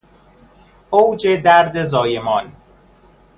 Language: Persian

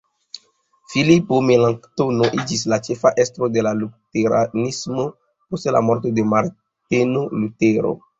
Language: Esperanto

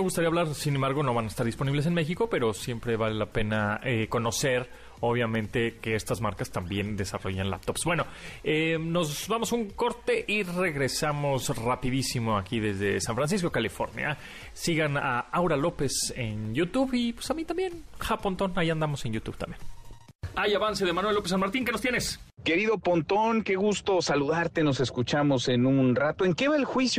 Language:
Spanish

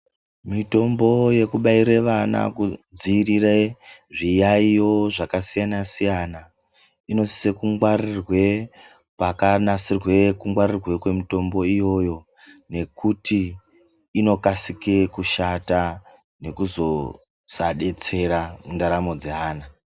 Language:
Ndau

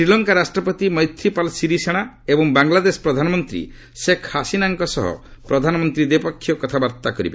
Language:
Odia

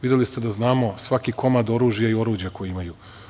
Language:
Serbian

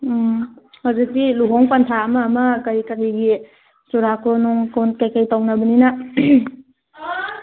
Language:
Manipuri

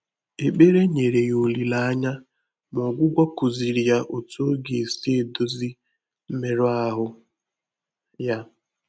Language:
Igbo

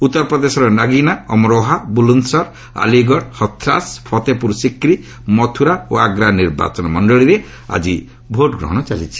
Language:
Odia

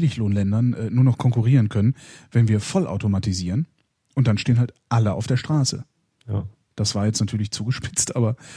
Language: German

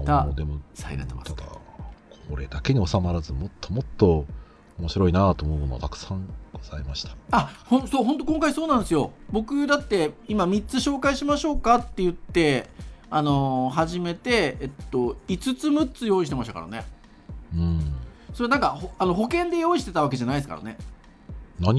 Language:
Japanese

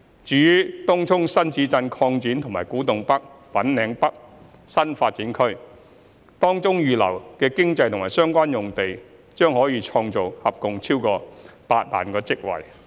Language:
Cantonese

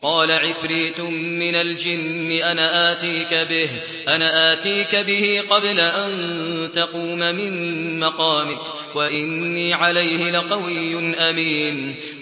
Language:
Arabic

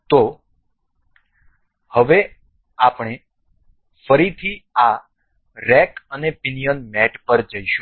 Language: Gujarati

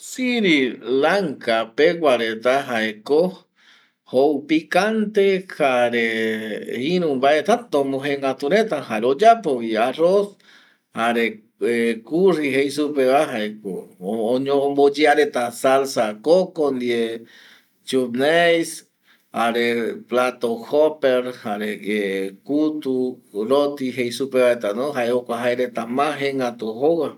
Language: Eastern Bolivian Guaraní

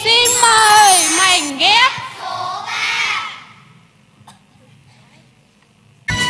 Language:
Vietnamese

